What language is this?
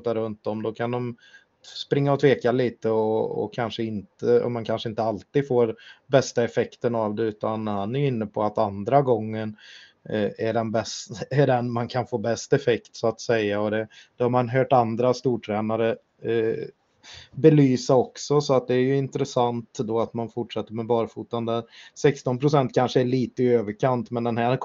Swedish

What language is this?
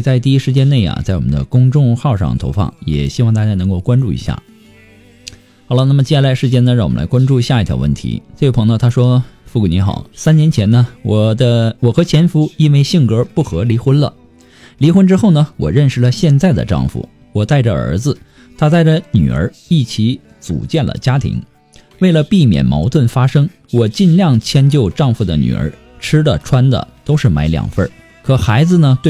Chinese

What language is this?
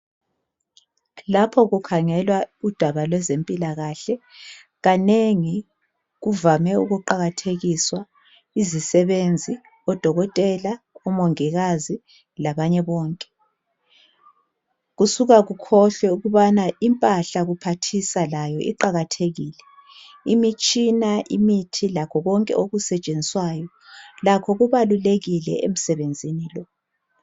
North Ndebele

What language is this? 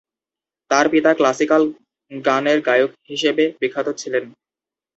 Bangla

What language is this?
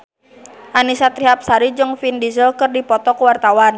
Sundanese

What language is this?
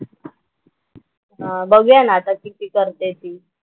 Marathi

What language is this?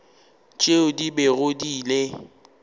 Northern Sotho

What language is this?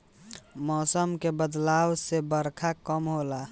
Bhojpuri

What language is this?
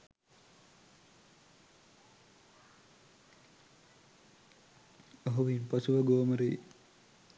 Sinhala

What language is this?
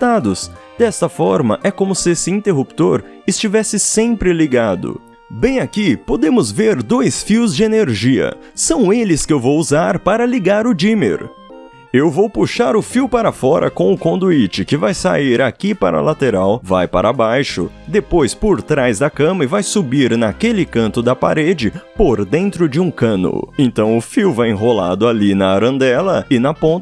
Portuguese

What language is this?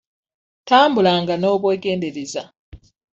Ganda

